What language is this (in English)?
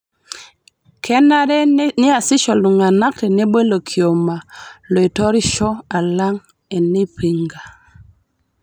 Masai